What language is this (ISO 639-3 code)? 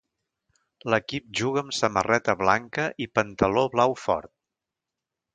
cat